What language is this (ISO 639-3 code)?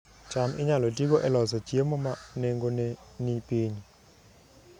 luo